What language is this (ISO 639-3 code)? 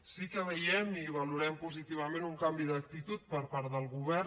cat